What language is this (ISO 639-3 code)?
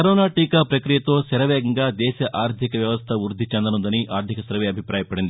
tel